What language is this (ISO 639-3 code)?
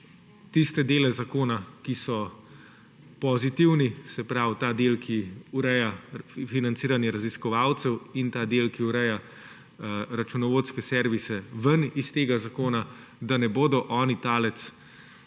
slv